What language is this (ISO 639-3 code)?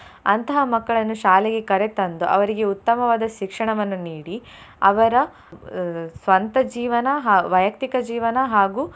kan